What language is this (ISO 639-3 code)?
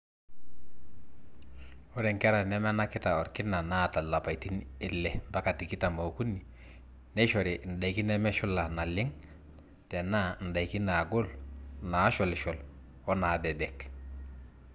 mas